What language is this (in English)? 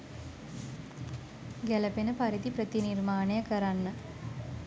Sinhala